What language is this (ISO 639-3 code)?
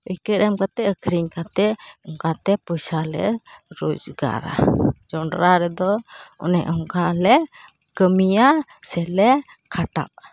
sat